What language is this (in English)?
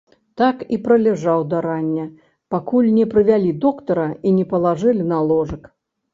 Belarusian